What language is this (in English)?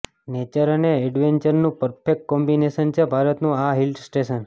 Gujarati